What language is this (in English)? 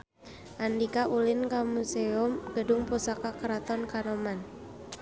Sundanese